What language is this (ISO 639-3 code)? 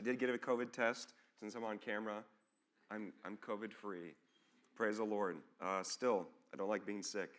eng